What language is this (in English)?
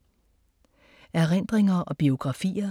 Danish